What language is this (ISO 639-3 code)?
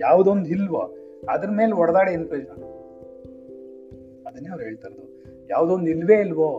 kan